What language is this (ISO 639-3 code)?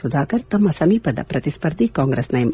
kan